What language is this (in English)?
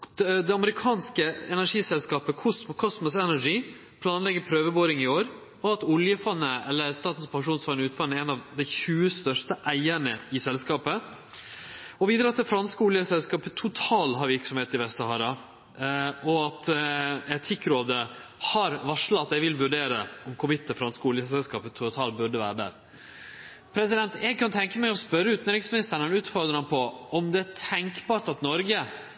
Norwegian Nynorsk